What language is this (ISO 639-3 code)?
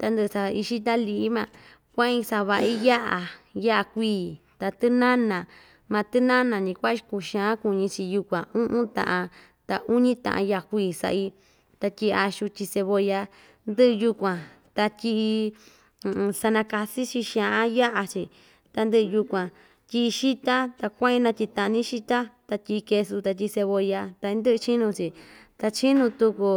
vmj